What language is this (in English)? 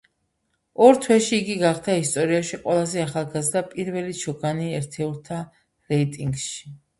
Georgian